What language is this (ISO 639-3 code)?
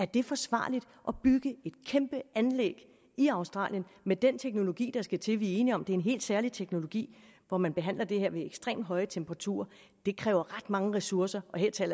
dan